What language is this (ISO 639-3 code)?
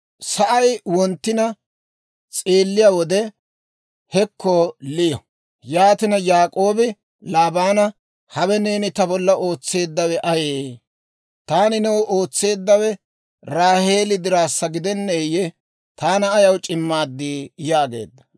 dwr